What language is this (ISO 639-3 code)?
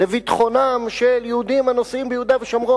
heb